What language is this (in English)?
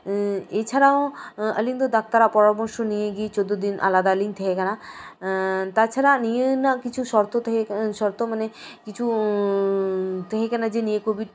Santali